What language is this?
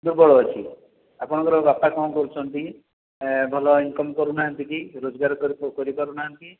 Odia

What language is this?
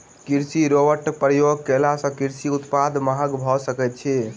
Maithili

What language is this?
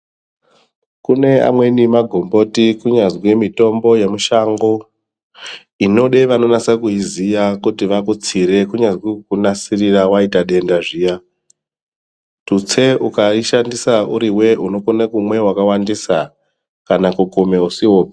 Ndau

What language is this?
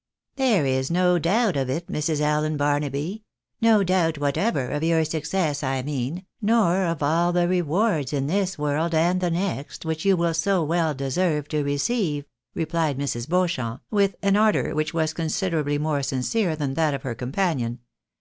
English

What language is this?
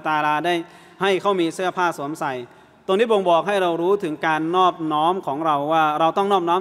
Thai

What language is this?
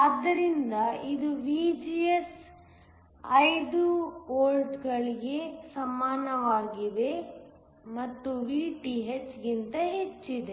Kannada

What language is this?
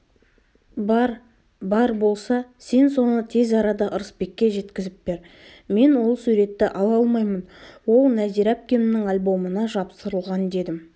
Kazakh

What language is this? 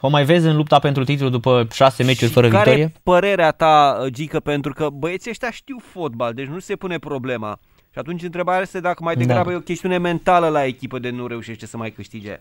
Romanian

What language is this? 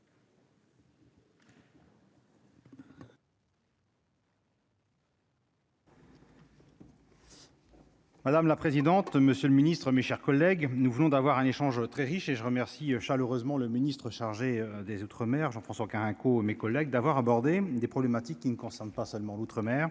French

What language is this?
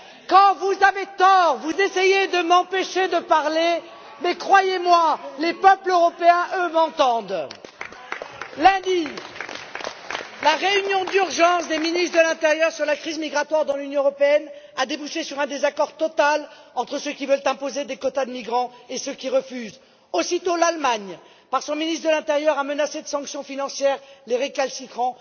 French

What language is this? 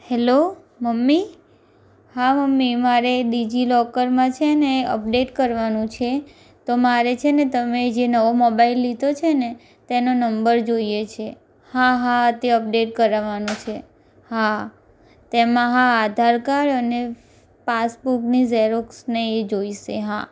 Gujarati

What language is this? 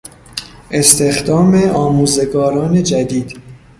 Persian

